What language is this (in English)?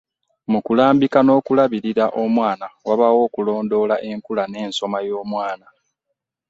Ganda